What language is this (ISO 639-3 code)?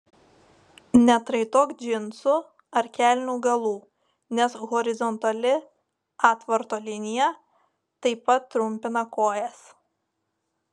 lit